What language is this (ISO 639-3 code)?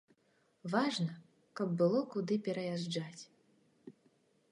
bel